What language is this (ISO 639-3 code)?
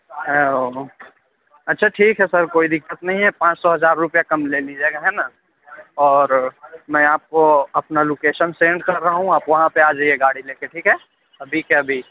urd